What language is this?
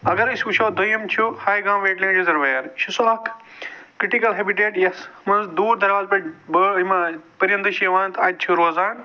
Kashmiri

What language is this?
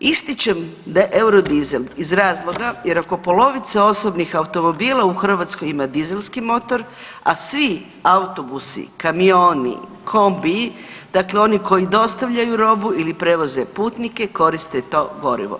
Croatian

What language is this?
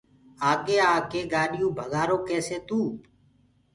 Gurgula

